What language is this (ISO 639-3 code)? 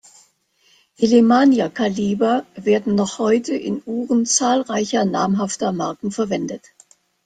deu